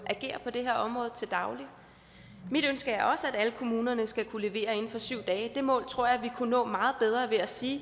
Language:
Danish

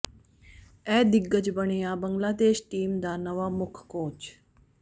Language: Punjabi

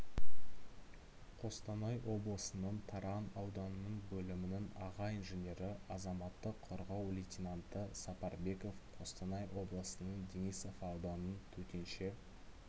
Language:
Kazakh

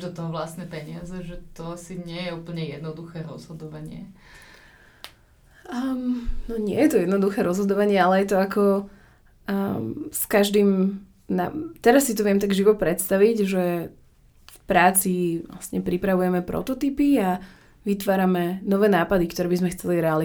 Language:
Slovak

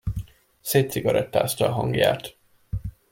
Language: Hungarian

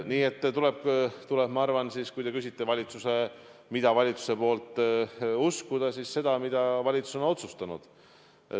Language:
Estonian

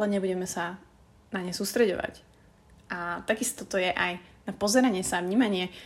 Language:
Slovak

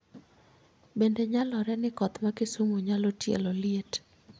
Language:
Luo (Kenya and Tanzania)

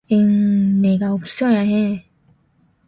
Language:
Korean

